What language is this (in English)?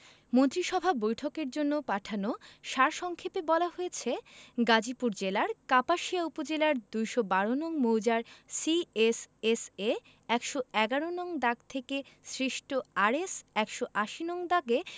Bangla